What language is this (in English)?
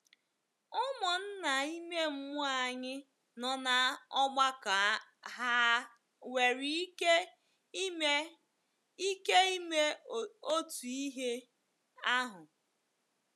Igbo